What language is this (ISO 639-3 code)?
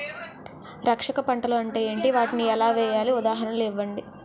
tel